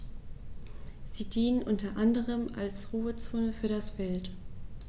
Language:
German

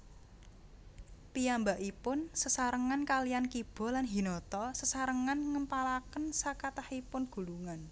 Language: Javanese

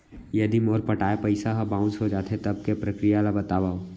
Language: Chhattisgarhi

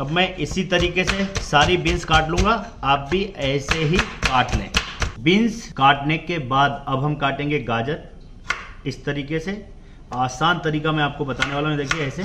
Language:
Hindi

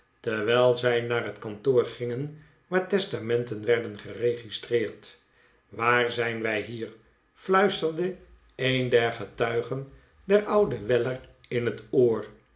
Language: Dutch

